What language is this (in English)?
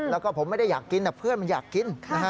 Thai